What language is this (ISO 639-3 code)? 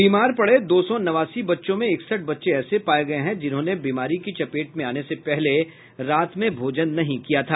hin